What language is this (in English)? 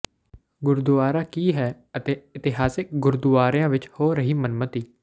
Punjabi